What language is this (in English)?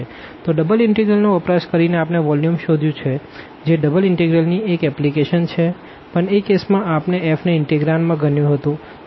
Gujarati